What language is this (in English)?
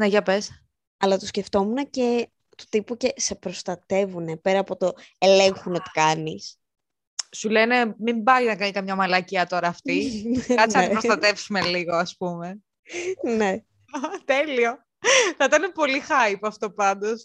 Greek